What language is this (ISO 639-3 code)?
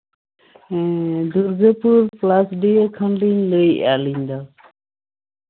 sat